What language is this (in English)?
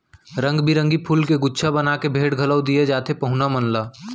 Chhattisgarhi